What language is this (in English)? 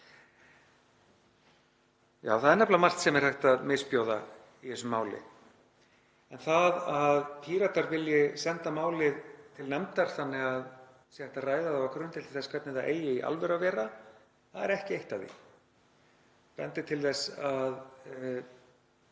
Icelandic